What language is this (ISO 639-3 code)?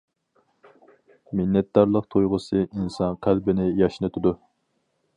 uig